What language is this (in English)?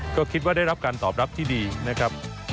Thai